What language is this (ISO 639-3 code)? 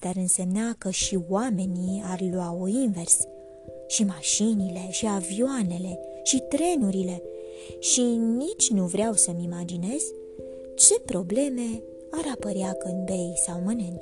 ron